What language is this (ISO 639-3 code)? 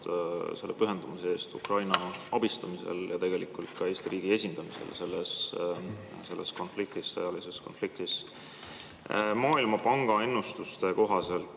est